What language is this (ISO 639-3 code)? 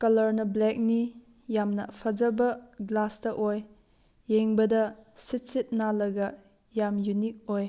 mni